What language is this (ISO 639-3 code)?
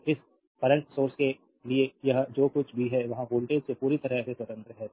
hin